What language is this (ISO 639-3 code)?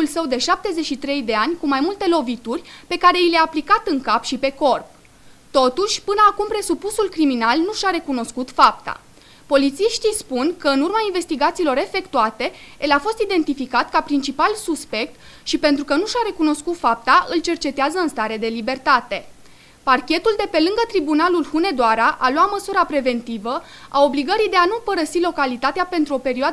ron